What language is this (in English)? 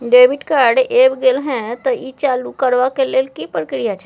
Maithili